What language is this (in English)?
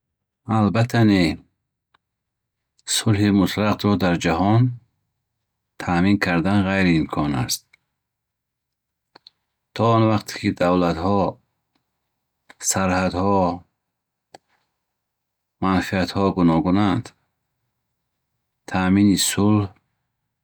Bukharic